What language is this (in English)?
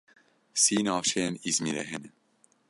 Kurdish